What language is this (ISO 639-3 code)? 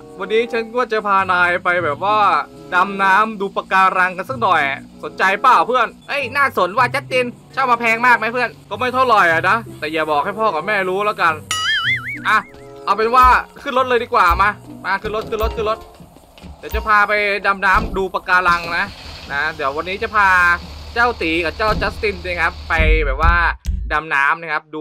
tha